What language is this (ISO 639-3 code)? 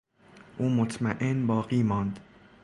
fas